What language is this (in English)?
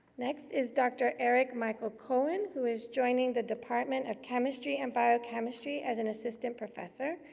English